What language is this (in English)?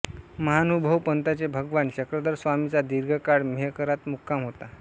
Marathi